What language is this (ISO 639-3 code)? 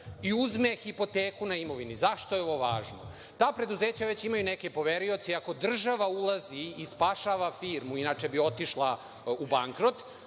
srp